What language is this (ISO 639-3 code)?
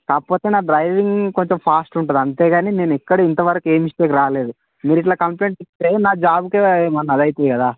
tel